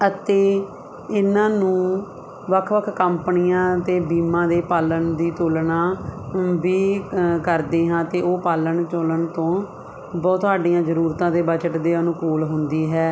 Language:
Punjabi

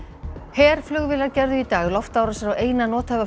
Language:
Icelandic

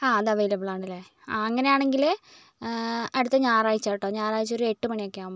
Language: Malayalam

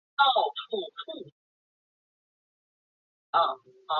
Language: Chinese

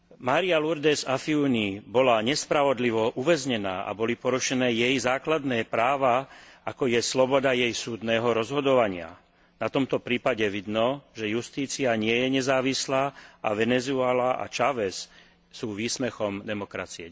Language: Slovak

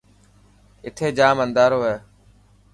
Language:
Dhatki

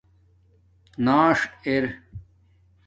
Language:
Domaaki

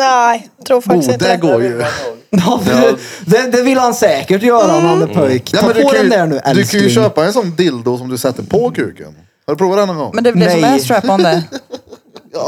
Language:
Swedish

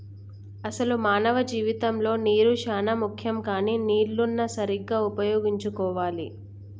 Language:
Telugu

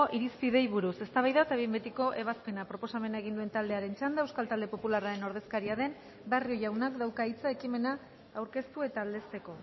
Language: Basque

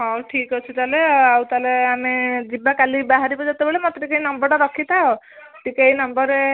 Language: Odia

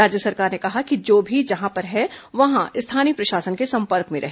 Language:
Hindi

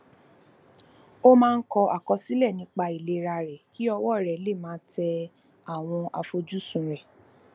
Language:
Yoruba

